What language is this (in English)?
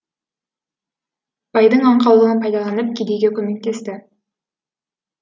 Kazakh